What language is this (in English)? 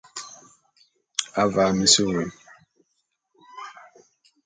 Bulu